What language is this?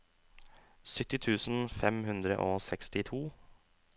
Norwegian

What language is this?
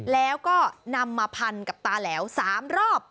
Thai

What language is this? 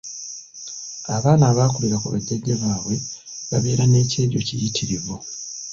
Ganda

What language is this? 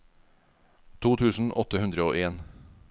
Norwegian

